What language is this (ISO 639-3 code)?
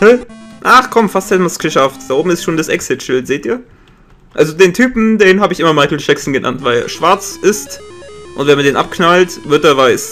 deu